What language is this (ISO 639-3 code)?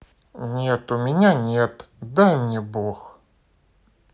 rus